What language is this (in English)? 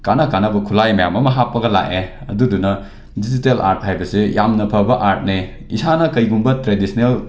Manipuri